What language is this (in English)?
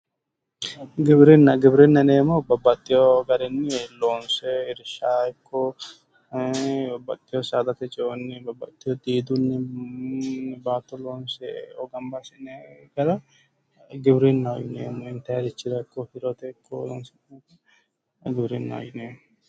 Sidamo